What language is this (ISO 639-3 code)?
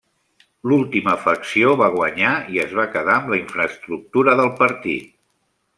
cat